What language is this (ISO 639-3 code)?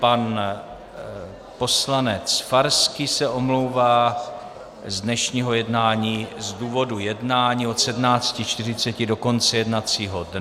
ces